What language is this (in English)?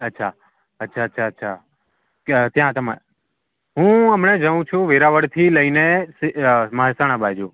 Gujarati